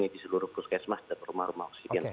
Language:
Indonesian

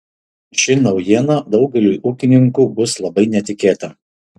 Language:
Lithuanian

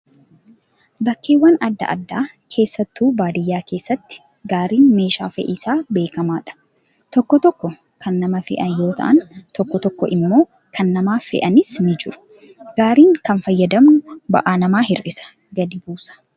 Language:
Oromo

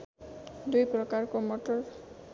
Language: Nepali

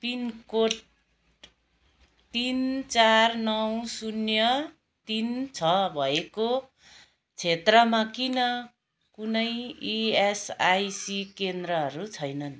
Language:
Nepali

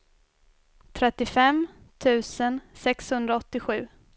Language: Swedish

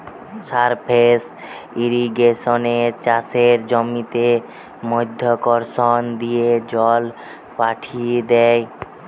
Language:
Bangla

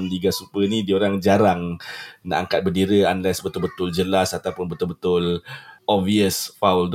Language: Malay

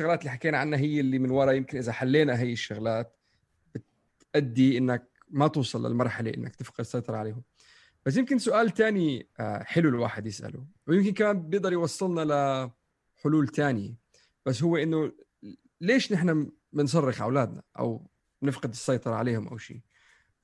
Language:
Arabic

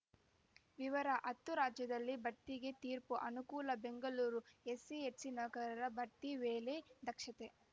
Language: Kannada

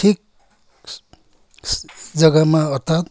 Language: Nepali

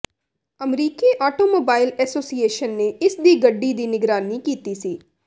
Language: Punjabi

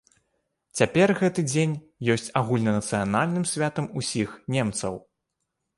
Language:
Belarusian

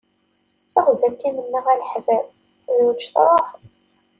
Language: Kabyle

